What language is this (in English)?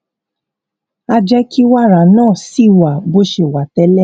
Yoruba